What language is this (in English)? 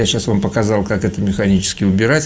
Russian